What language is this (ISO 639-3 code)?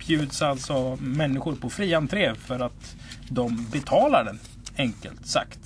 swe